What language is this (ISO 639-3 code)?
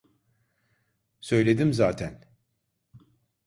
tur